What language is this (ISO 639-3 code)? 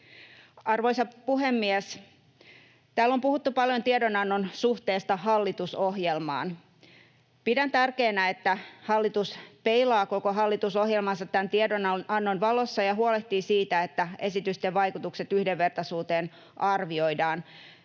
fin